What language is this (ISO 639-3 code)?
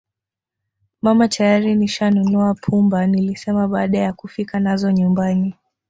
swa